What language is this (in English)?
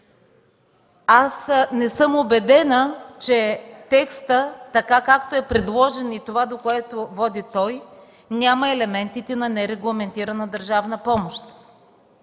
Bulgarian